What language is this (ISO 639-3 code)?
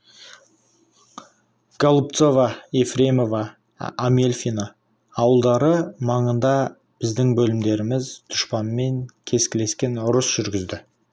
kaz